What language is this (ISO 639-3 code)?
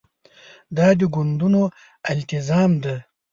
pus